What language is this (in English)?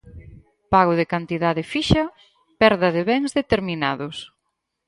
Galician